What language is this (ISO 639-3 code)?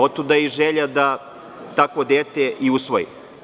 srp